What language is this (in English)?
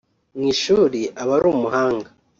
Kinyarwanda